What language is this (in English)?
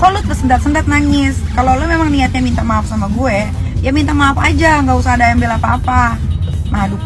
Indonesian